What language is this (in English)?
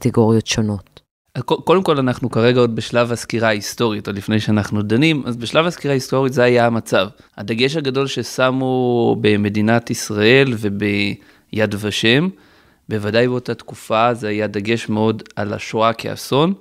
Hebrew